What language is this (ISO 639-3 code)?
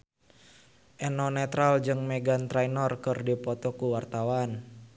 sun